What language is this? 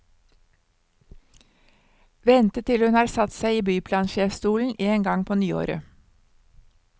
Norwegian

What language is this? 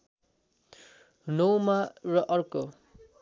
Nepali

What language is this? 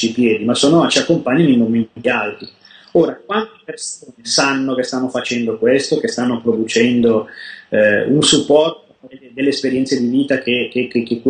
Italian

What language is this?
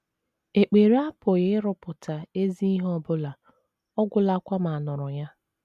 Igbo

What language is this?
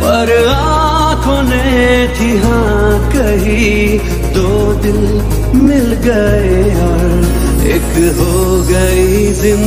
Romanian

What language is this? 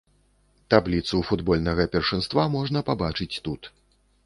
Belarusian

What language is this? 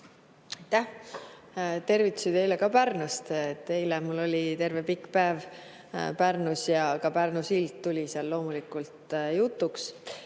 Estonian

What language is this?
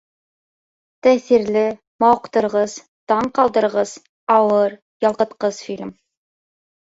Bashkir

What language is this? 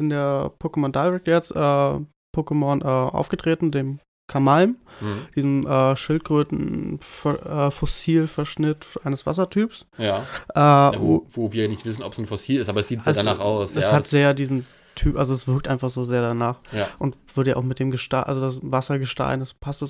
German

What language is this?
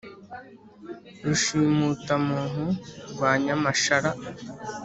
Kinyarwanda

